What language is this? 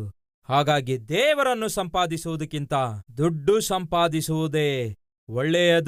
Kannada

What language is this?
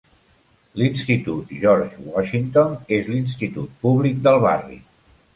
Catalan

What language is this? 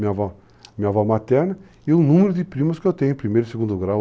Portuguese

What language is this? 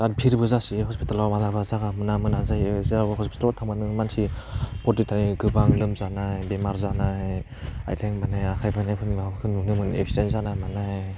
Bodo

